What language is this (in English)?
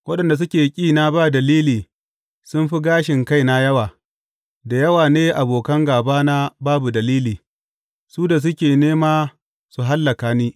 Hausa